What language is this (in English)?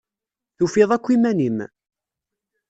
Kabyle